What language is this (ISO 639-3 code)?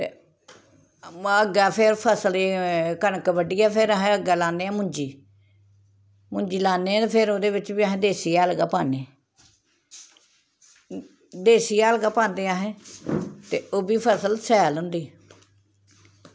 doi